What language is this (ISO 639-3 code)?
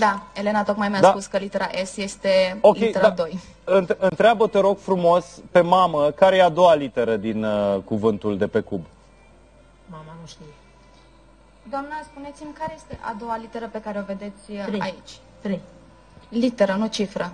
ron